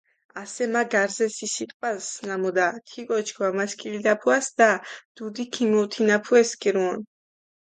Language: Mingrelian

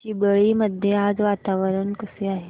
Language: Marathi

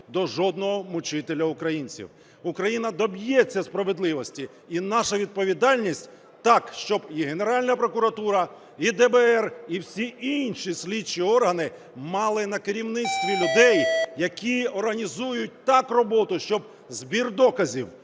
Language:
Ukrainian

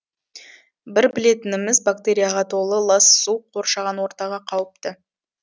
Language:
Kazakh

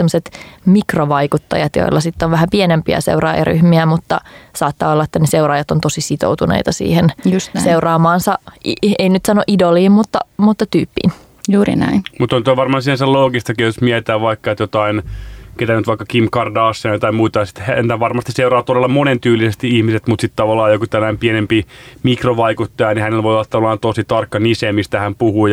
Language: Finnish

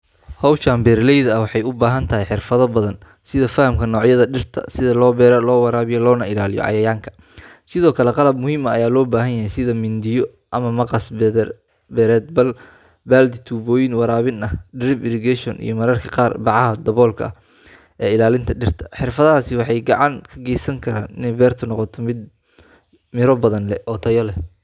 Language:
Somali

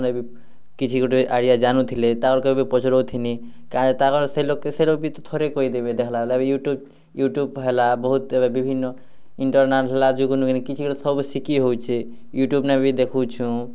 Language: Odia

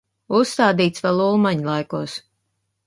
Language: Latvian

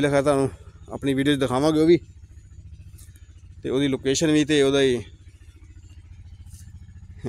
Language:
Hindi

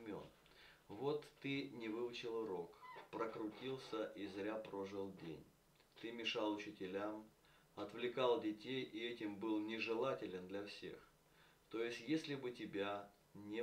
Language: Russian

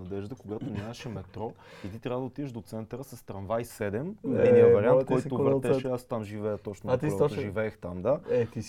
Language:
Bulgarian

